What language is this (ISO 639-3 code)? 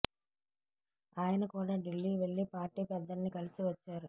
tel